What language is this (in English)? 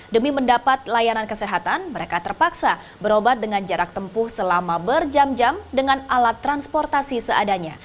Indonesian